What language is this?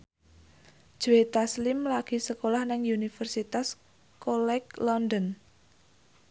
Javanese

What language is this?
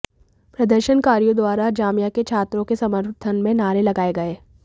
Hindi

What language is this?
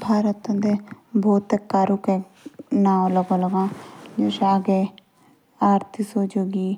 Jaunsari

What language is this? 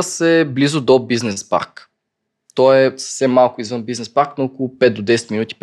Bulgarian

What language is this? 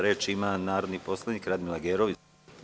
Serbian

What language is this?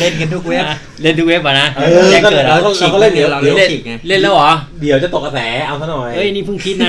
Thai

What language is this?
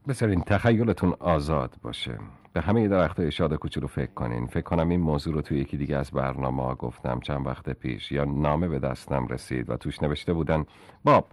Persian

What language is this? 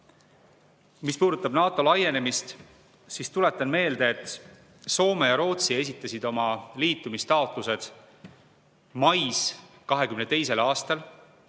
Estonian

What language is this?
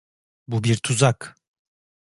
Turkish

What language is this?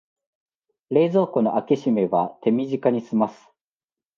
Japanese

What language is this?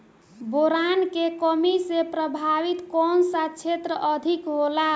Bhojpuri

